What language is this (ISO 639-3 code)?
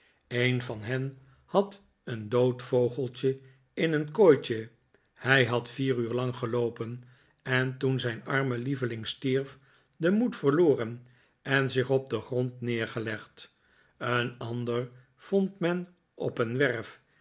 nld